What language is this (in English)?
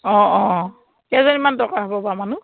Assamese